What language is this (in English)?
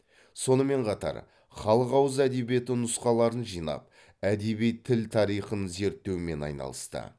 Kazakh